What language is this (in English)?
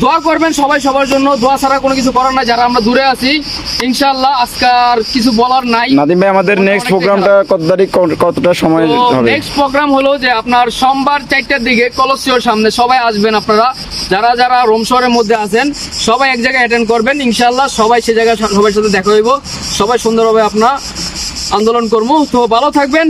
Bangla